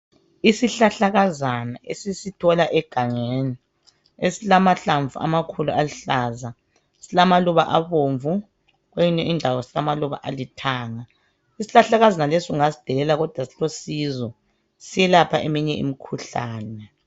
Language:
North Ndebele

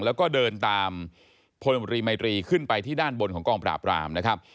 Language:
Thai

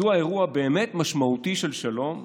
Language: Hebrew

